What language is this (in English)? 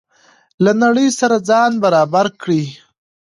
Pashto